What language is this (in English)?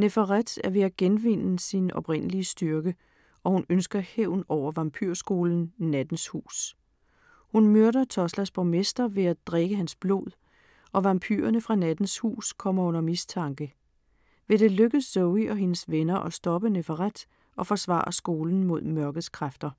Danish